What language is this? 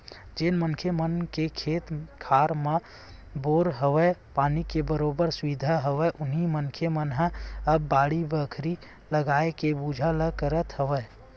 Chhattisgarhi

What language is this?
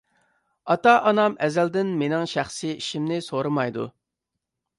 Uyghur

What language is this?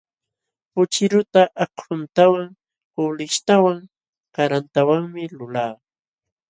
Jauja Wanca Quechua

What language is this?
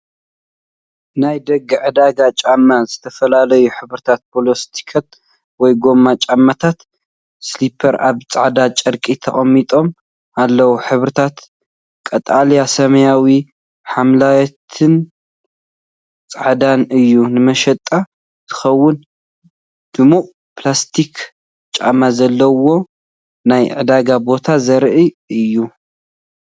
Tigrinya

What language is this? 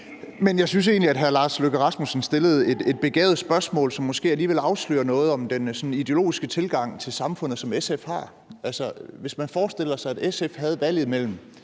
Danish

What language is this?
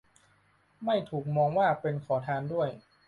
Thai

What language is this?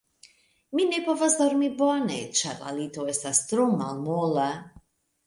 Esperanto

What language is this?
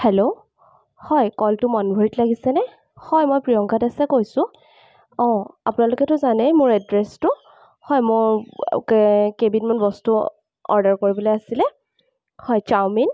Assamese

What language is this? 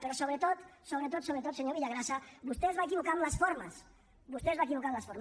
Catalan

